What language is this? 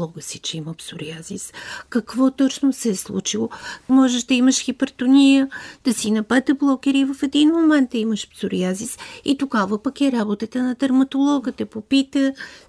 Bulgarian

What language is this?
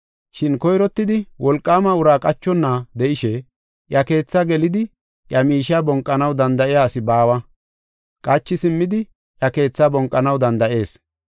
Gofa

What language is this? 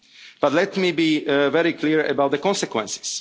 English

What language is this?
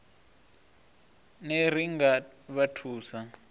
Venda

